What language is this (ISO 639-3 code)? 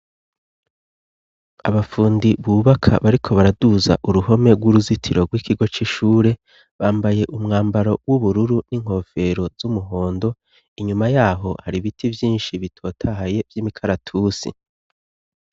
run